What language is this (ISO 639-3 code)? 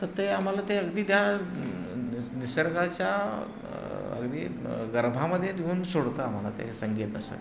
mar